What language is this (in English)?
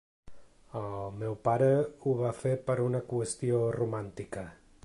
Catalan